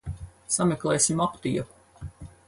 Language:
Latvian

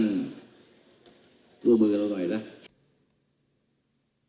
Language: Thai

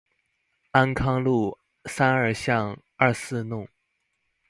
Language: Chinese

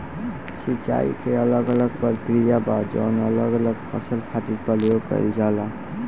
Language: Bhojpuri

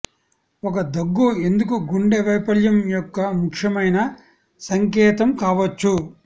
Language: Telugu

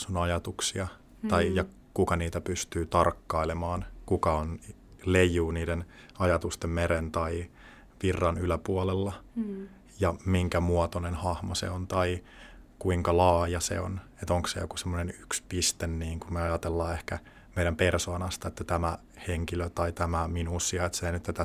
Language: Finnish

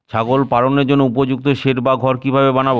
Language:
Bangla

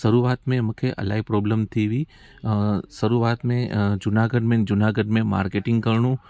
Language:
Sindhi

